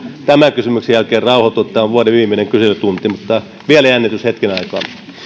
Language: Finnish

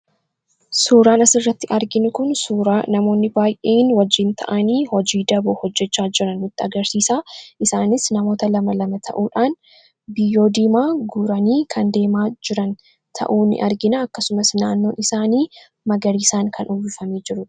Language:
Oromo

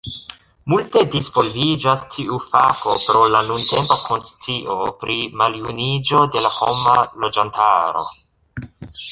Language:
Esperanto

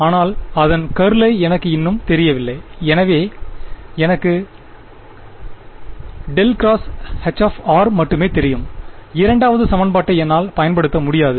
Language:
Tamil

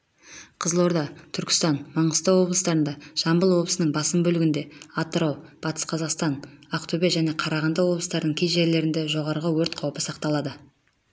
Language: Kazakh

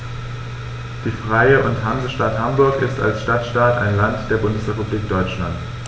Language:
German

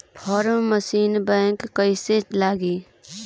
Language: Bhojpuri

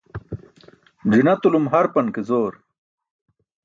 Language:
Burushaski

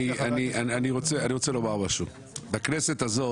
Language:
Hebrew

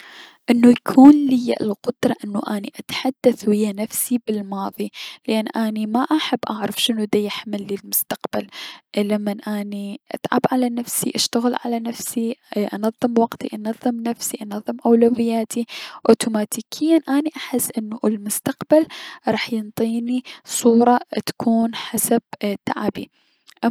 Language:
Mesopotamian Arabic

